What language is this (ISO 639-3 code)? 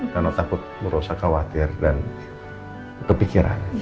ind